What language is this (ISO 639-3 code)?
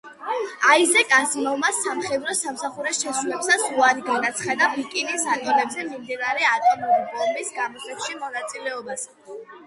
kat